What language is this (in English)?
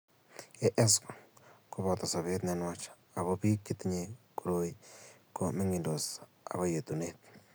Kalenjin